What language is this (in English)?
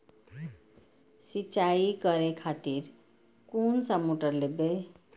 Maithili